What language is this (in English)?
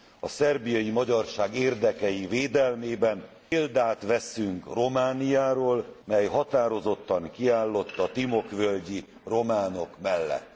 Hungarian